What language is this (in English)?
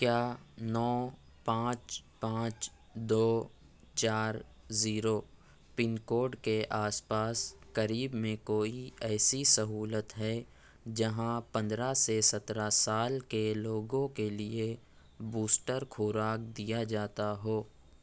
Urdu